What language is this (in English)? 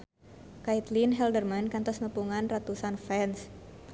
Sundanese